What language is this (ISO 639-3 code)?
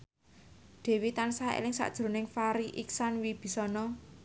jav